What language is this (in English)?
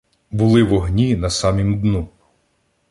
Ukrainian